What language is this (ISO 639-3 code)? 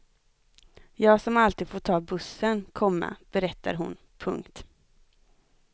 swe